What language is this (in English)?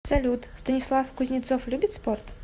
Russian